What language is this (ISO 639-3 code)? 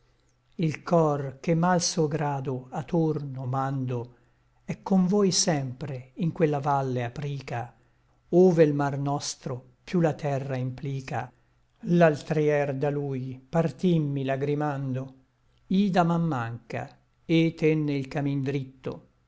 ita